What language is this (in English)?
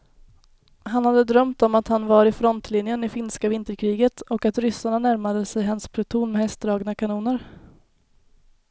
Swedish